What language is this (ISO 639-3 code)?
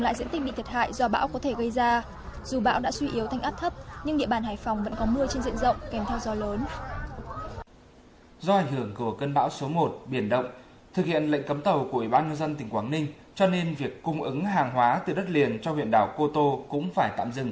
vie